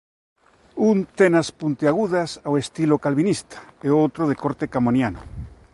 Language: Galician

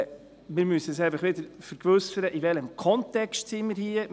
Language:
Swiss German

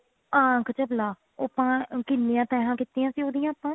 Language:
Punjabi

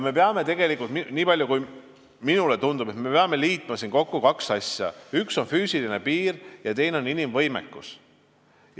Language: Estonian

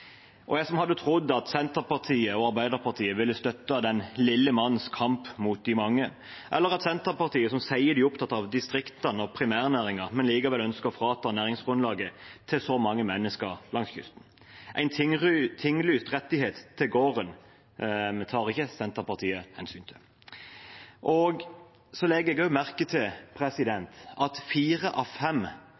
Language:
Norwegian Bokmål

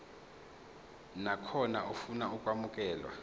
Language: Zulu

